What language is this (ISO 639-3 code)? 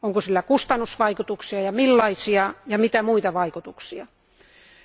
fin